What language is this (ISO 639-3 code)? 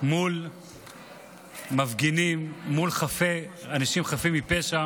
heb